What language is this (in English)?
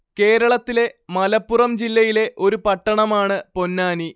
Malayalam